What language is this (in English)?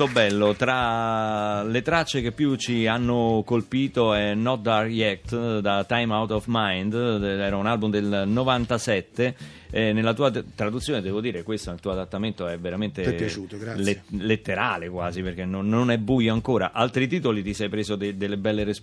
Italian